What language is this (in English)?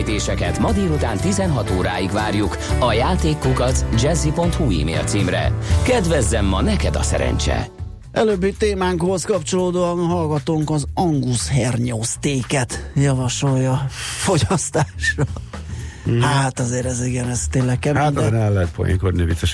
Hungarian